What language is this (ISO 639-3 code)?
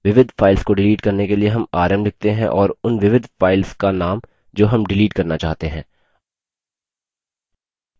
hin